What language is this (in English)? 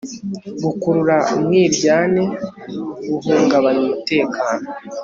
Kinyarwanda